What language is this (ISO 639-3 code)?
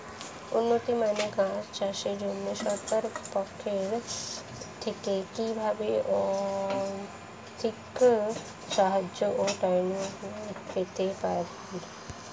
ben